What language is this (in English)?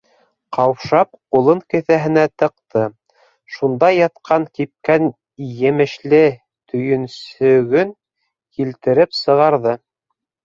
Bashkir